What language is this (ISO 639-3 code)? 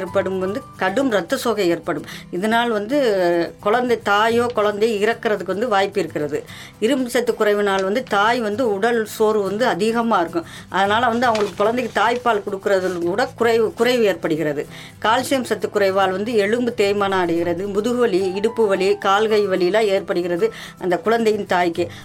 tam